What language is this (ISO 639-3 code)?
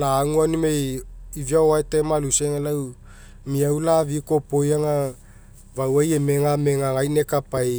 mek